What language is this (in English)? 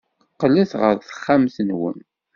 Kabyle